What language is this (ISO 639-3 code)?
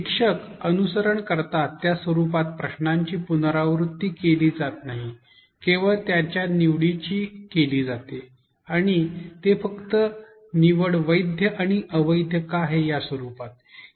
mar